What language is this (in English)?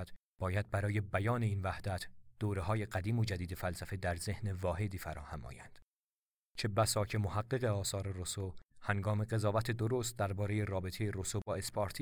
Persian